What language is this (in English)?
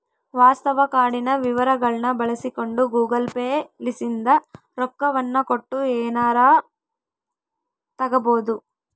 Kannada